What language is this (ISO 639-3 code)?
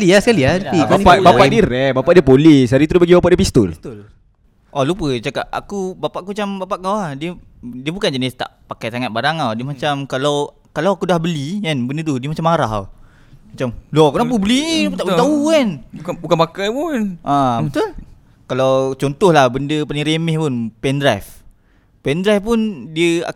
msa